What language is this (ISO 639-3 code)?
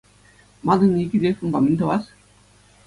chv